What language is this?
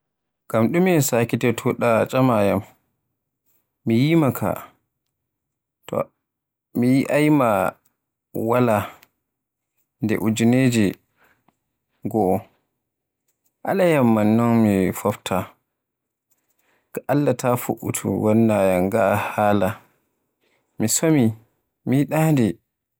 Borgu Fulfulde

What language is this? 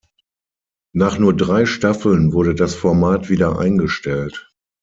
German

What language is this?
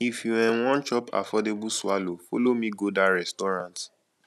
Nigerian Pidgin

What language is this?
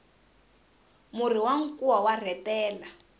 Tsonga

